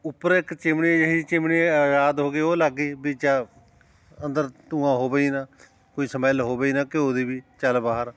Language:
Punjabi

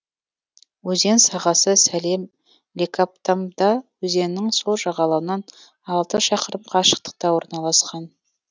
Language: Kazakh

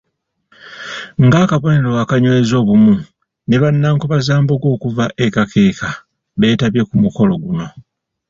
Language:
Ganda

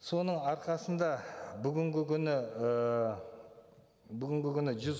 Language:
Kazakh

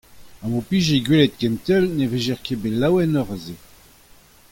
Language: Breton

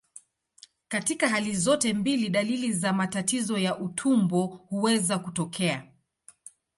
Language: Swahili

